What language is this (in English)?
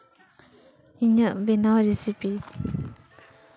Santali